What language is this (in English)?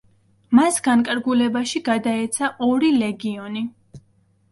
Georgian